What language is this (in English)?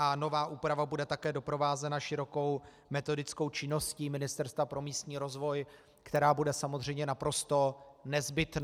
Czech